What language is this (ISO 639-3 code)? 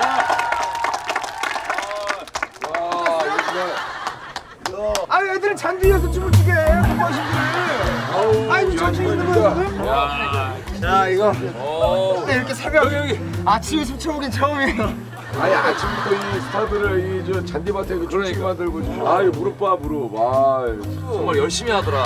kor